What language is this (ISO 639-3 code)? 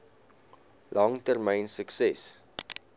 afr